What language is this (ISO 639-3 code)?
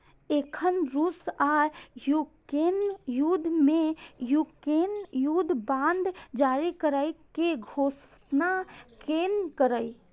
mai